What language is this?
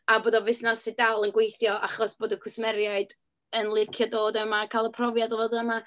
Welsh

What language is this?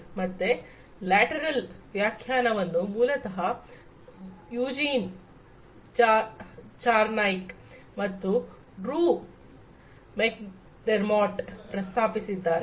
Kannada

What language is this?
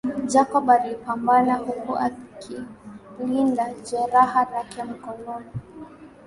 Swahili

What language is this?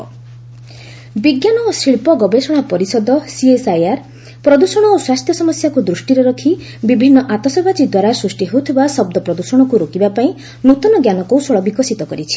Odia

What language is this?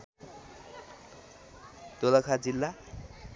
Nepali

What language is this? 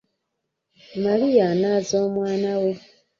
Ganda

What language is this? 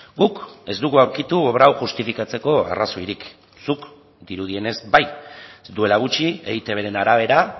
Basque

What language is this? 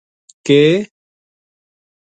Gujari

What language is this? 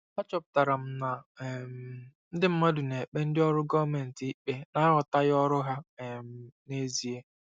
Igbo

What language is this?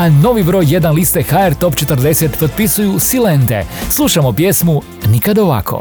Croatian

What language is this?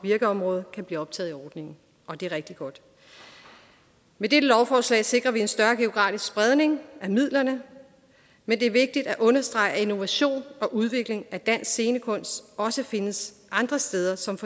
Danish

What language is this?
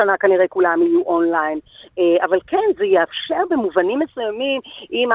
Hebrew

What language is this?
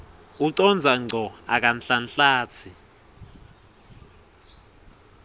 Swati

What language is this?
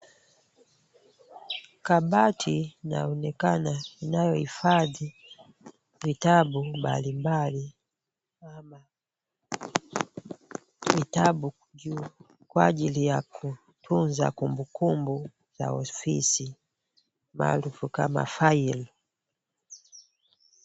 Swahili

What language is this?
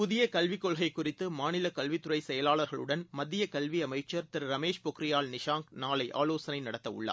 Tamil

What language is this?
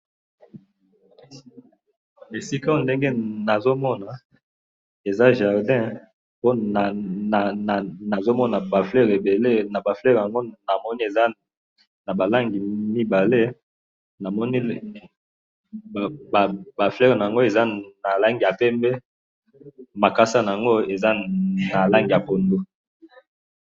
Lingala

